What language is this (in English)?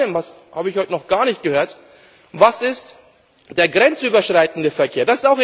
German